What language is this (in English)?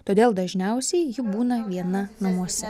Lithuanian